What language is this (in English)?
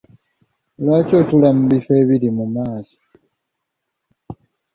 Ganda